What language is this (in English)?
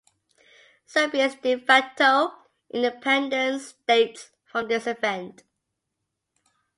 English